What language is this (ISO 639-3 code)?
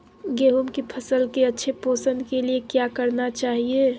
mag